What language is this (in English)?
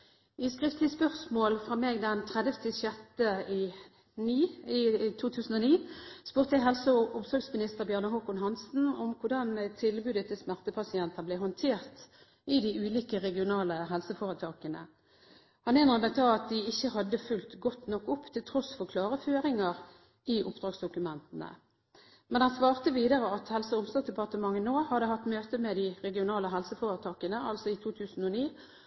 Norwegian Bokmål